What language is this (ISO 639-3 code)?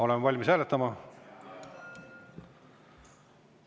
est